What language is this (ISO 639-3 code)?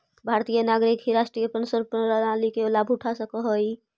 mag